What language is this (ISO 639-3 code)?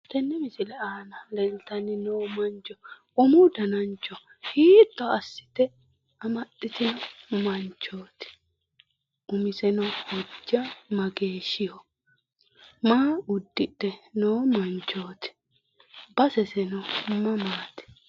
sid